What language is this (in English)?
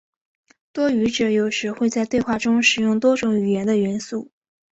Chinese